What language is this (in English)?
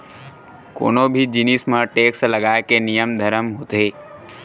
Chhattisgarhi